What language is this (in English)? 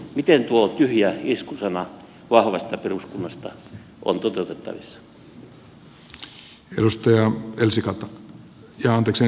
Finnish